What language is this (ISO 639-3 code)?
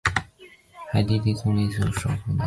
zho